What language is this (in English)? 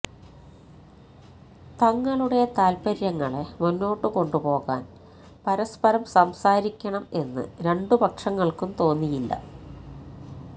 Malayalam